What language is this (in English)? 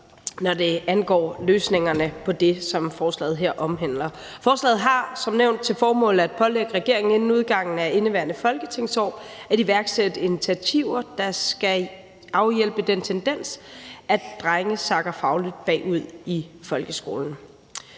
Danish